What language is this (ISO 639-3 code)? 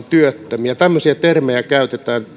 fin